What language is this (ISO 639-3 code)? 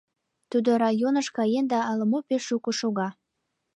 chm